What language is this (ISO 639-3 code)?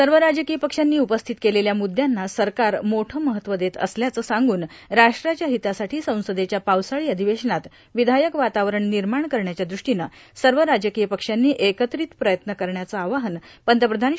mar